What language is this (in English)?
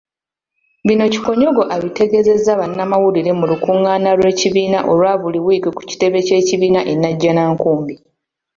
Ganda